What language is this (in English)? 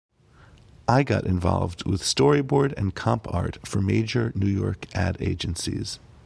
English